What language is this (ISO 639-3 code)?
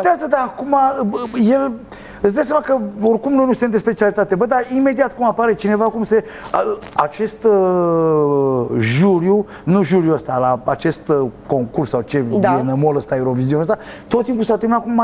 ron